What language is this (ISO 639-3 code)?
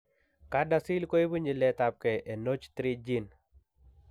kln